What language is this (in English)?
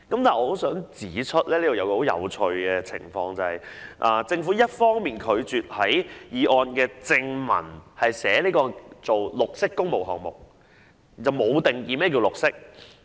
Cantonese